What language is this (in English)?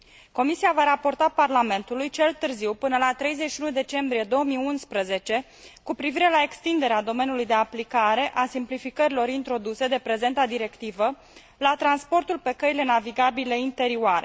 Romanian